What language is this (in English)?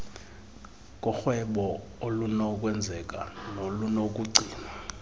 Xhosa